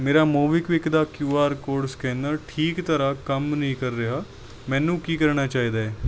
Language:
Punjabi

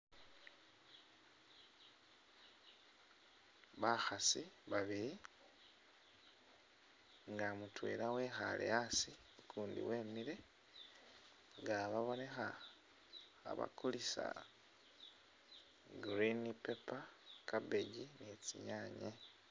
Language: Masaaba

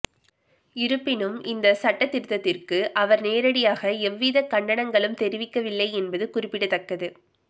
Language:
Tamil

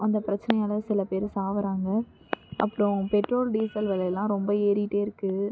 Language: Tamil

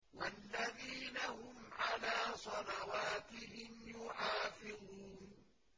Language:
Arabic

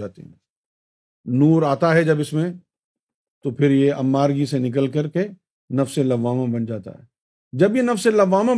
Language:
Urdu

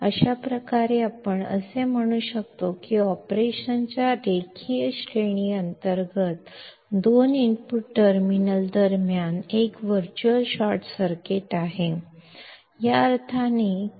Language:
Kannada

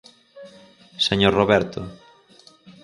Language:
Galician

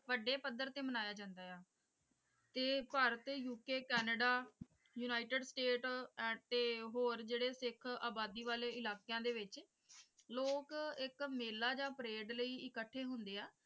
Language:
Punjabi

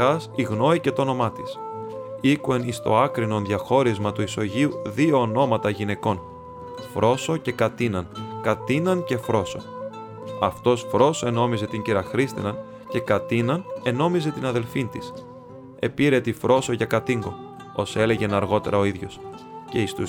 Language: Greek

